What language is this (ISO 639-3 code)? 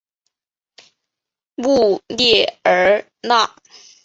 zho